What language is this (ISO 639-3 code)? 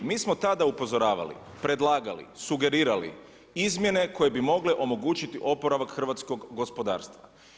hrv